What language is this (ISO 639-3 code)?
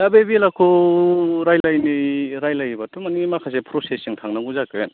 brx